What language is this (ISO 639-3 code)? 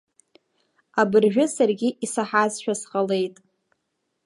abk